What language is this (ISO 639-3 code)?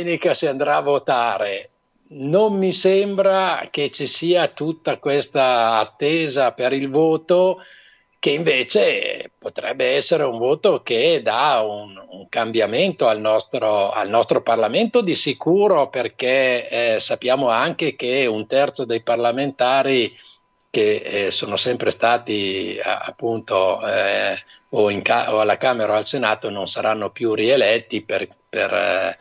ita